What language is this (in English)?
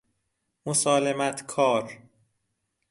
Persian